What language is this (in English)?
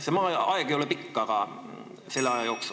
Estonian